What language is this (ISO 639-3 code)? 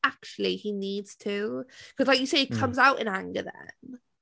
eng